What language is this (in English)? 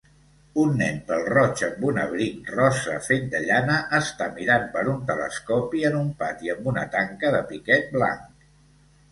Catalan